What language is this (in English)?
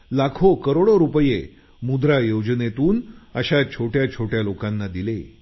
Marathi